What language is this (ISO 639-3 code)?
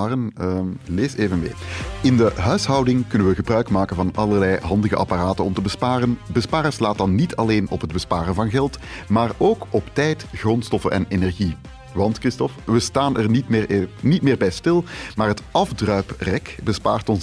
nld